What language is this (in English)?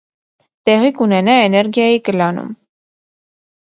Armenian